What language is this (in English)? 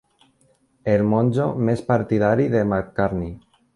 Catalan